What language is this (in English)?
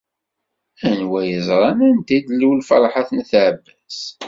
Kabyle